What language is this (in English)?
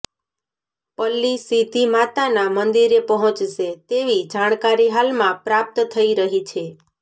Gujarati